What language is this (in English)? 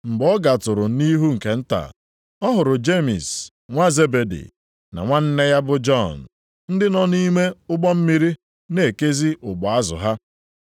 Igbo